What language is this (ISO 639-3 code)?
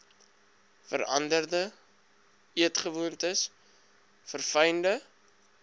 afr